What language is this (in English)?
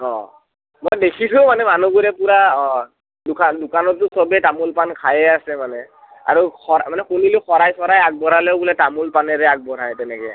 Assamese